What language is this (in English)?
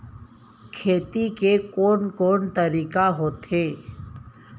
Chhattisgarhi